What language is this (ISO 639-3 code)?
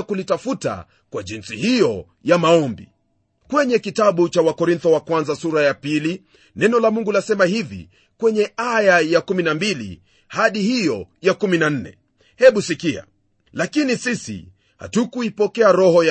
swa